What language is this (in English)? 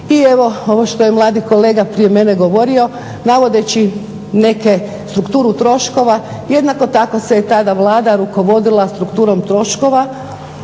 Croatian